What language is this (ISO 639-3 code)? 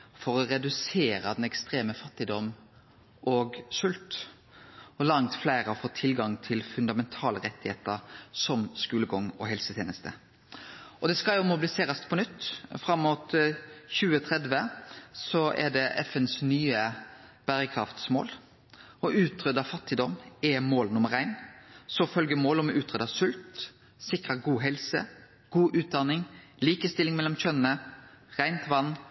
nno